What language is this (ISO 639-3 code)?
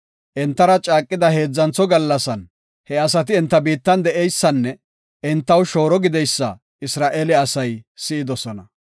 gof